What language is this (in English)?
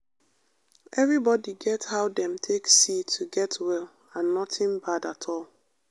Nigerian Pidgin